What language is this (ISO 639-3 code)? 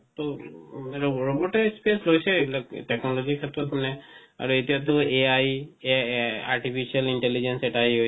asm